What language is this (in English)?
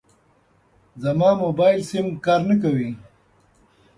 Pashto